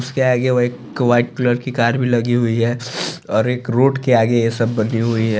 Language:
Hindi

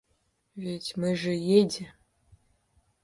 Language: Russian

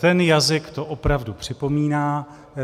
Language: Czech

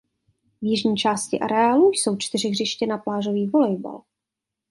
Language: Czech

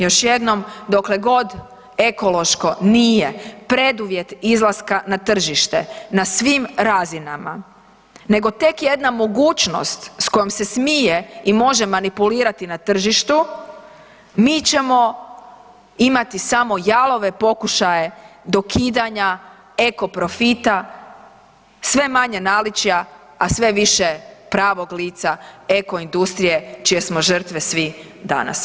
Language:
Croatian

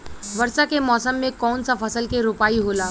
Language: Bhojpuri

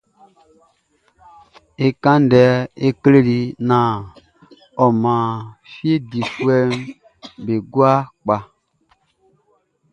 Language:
Baoulé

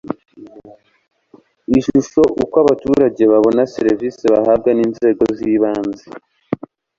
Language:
Kinyarwanda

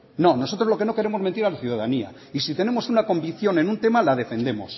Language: Spanish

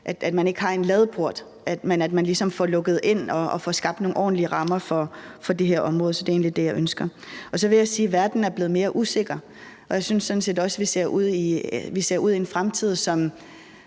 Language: Danish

